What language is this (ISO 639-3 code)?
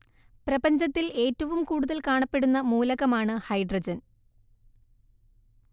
mal